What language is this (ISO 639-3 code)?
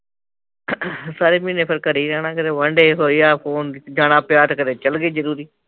pan